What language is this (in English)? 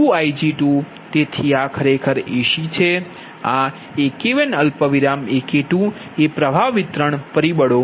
Gujarati